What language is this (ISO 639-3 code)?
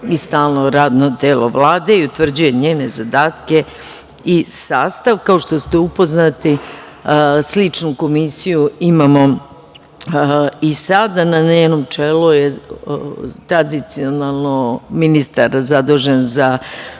srp